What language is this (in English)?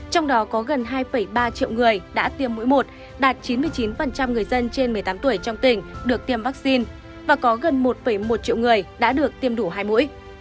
Vietnamese